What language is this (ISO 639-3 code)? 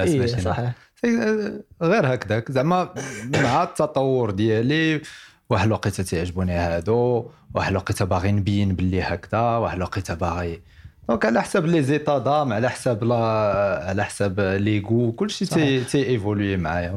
ara